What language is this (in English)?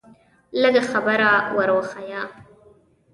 Pashto